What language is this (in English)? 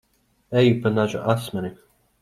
Latvian